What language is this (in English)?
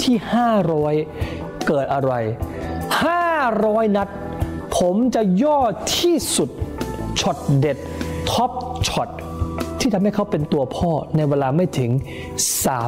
Thai